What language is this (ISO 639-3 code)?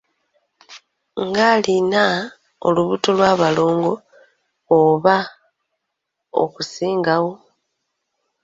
lug